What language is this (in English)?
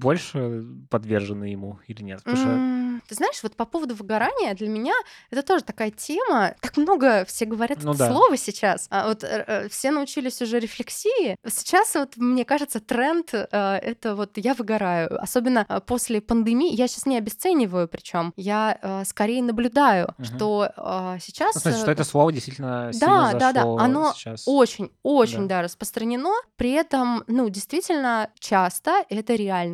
Russian